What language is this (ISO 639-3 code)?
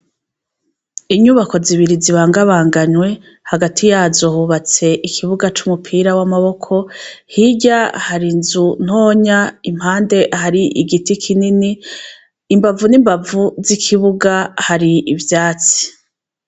run